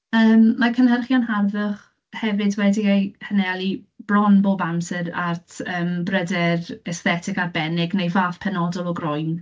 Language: Welsh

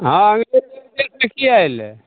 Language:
Maithili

